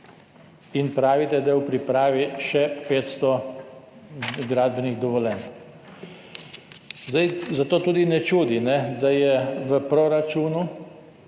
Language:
Slovenian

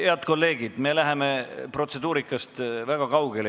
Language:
Estonian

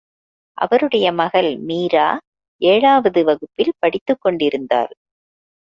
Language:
Tamil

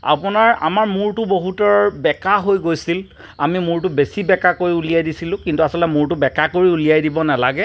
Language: Assamese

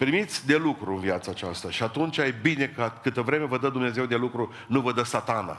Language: Romanian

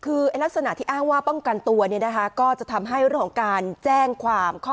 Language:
Thai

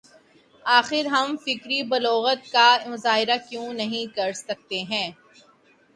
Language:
Urdu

